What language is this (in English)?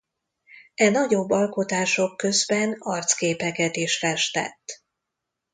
Hungarian